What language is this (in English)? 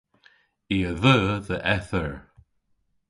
Cornish